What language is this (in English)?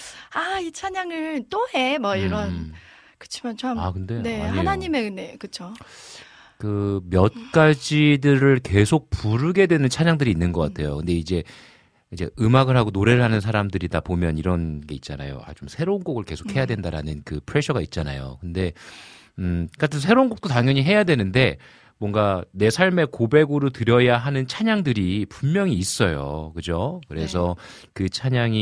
Korean